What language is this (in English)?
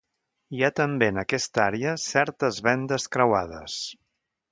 Catalan